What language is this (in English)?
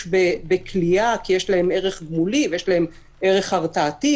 Hebrew